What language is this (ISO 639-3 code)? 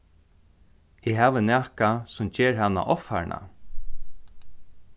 fao